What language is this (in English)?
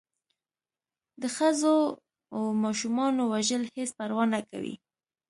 Pashto